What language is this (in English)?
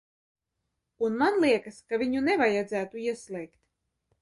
Latvian